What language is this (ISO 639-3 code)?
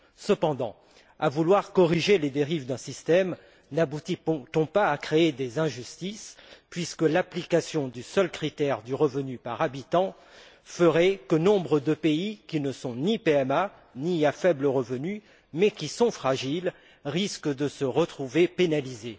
fra